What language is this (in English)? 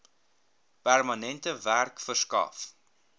Afrikaans